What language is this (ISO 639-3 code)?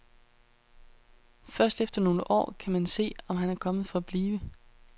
dan